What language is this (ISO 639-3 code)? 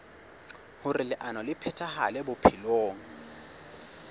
sot